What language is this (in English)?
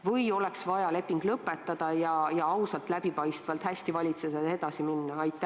Estonian